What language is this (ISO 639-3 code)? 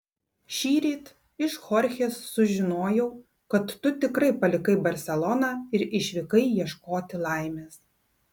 lit